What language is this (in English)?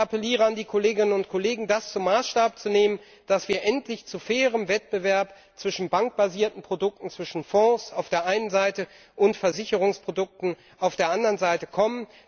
German